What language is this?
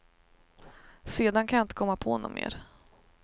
Swedish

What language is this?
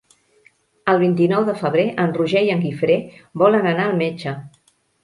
Catalan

